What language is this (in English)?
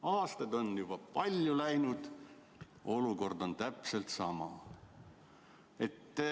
Estonian